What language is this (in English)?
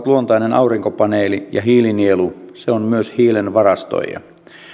Finnish